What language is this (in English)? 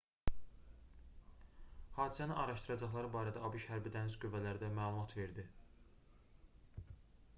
Azerbaijani